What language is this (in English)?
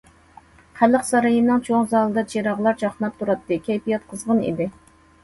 Uyghur